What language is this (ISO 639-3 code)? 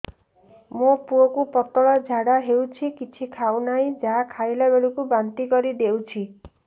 ori